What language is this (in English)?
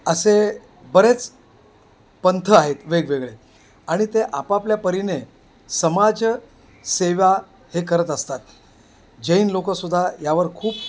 Marathi